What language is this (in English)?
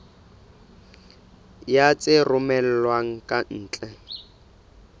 Southern Sotho